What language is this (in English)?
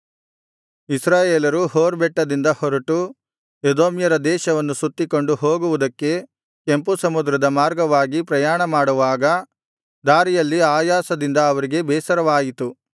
Kannada